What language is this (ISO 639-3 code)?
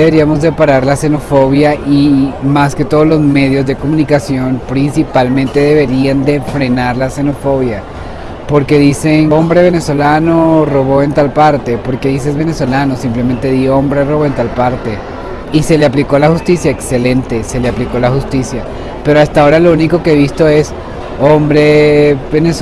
spa